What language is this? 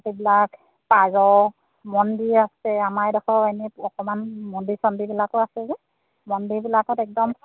Assamese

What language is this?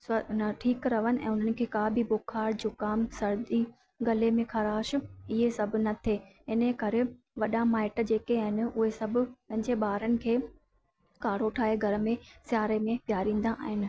Sindhi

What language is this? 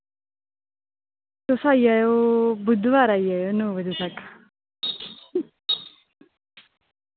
Dogri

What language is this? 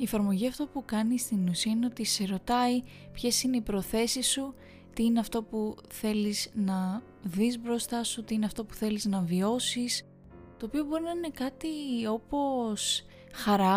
Greek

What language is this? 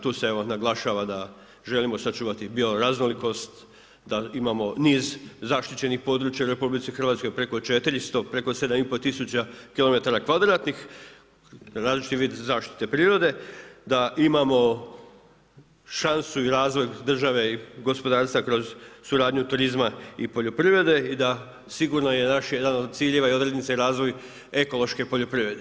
Croatian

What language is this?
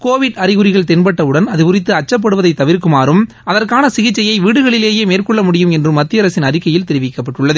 Tamil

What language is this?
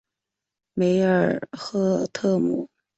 Chinese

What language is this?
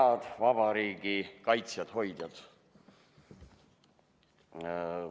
Estonian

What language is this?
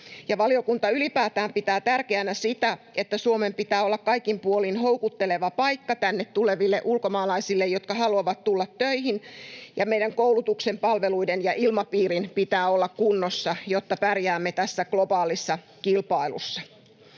Finnish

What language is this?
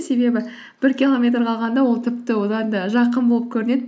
Kazakh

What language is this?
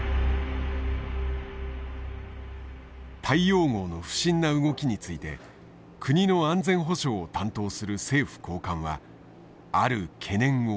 Japanese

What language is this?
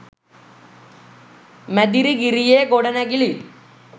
Sinhala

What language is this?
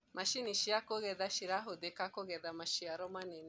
Kikuyu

